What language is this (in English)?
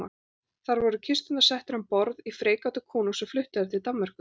Icelandic